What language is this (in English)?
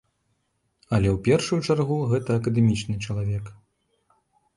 Belarusian